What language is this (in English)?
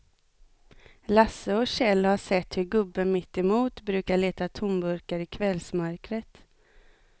Swedish